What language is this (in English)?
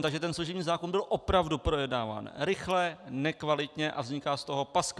Czech